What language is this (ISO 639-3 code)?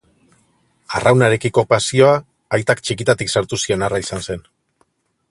eus